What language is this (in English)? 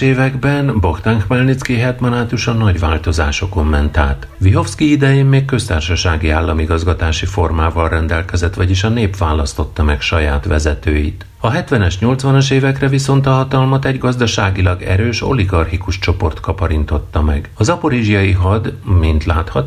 Hungarian